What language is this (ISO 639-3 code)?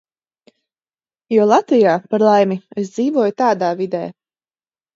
lav